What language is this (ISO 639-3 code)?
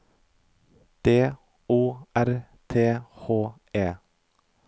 nor